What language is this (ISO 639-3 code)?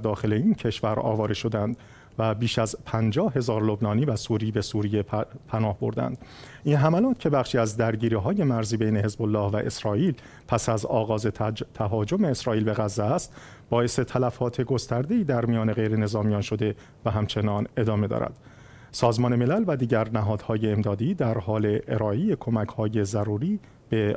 fas